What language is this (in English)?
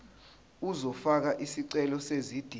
Zulu